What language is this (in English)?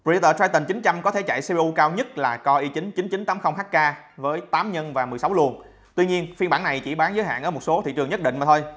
Vietnamese